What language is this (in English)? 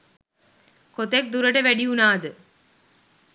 Sinhala